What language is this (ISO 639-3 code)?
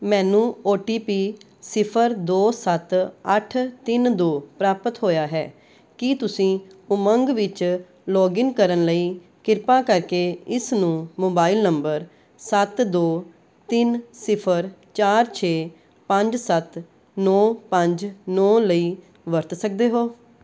pan